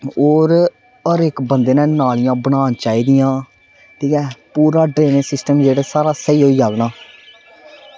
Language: Dogri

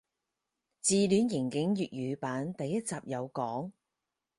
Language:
Cantonese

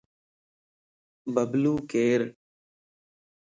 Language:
Lasi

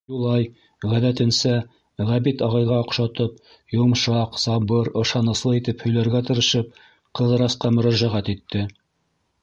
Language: Bashkir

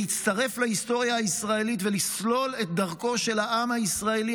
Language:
Hebrew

